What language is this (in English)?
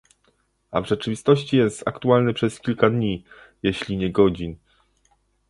Polish